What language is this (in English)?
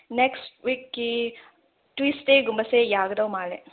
Manipuri